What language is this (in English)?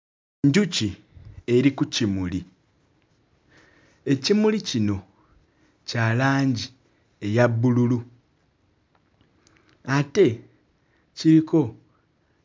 Ganda